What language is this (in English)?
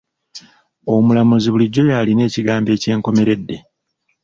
Ganda